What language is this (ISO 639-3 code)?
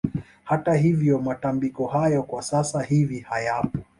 swa